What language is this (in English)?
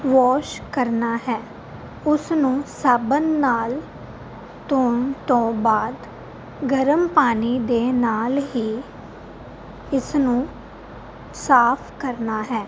Punjabi